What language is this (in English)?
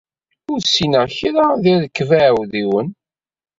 Kabyle